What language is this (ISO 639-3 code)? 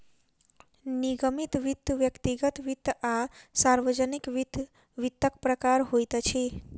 mai